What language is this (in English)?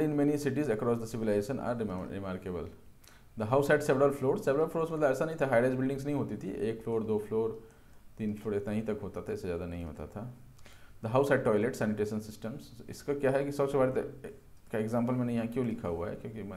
Hindi